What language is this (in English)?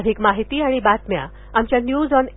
Marathi